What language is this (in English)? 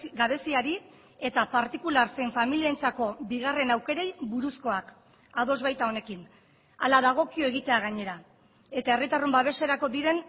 Basque